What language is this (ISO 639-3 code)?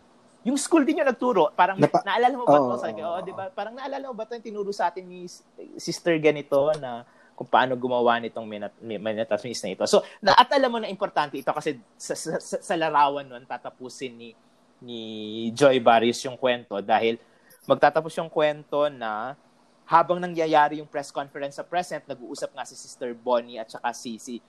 fil